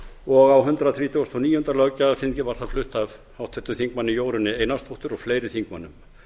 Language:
Icelandic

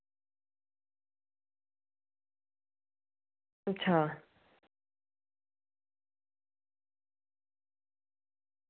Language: Dogri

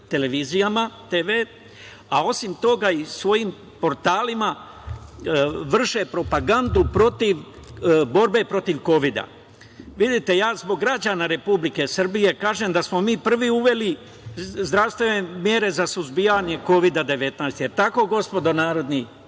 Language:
Serbian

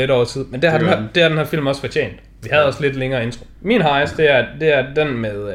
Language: Danish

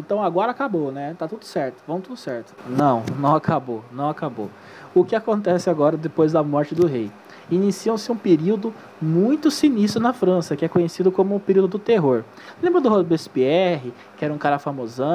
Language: Portuguese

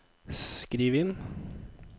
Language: Norwegian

